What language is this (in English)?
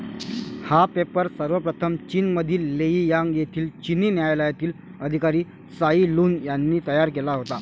Marathi